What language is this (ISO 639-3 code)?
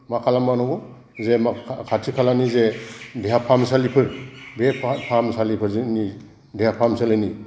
brx